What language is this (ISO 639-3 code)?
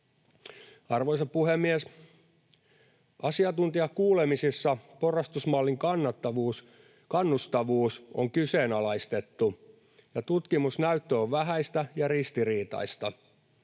fin